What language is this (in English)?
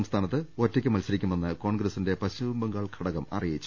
Malayalam